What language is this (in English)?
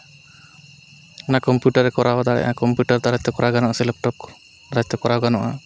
Santali